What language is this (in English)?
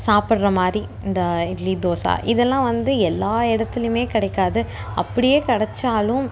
Tamil